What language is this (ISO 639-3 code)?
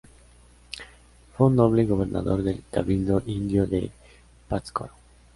spa